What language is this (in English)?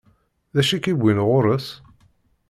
Kabyle